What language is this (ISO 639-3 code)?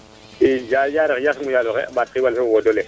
srr